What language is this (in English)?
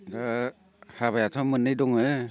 Bodo